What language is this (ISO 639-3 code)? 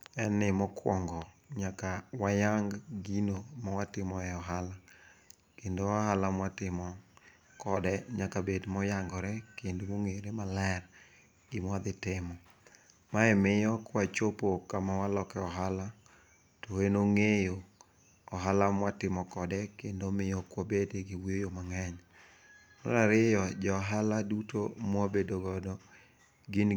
luo